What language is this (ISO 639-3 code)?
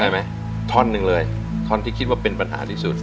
tha